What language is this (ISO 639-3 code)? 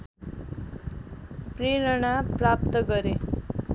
nep